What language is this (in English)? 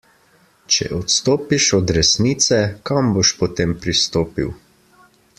Slovenian